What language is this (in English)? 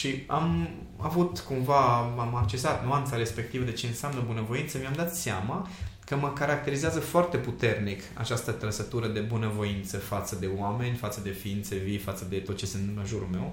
Romanian